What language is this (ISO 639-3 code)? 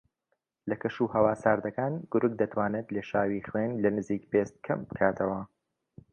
ckb